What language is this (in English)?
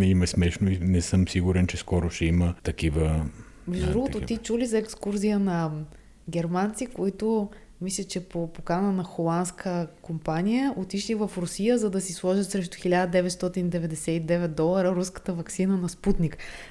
Bulgarian